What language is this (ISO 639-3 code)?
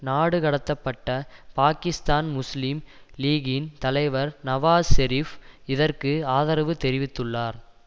tam